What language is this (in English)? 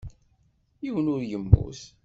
Kabyle